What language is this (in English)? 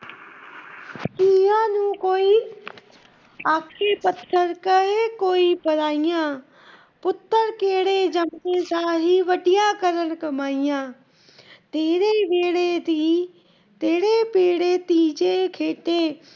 Punjabi